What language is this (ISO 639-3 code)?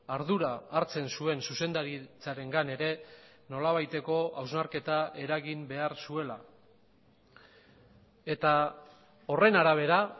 eus